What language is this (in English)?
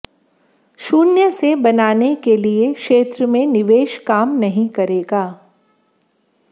Hindi